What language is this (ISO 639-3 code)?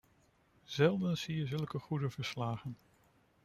nld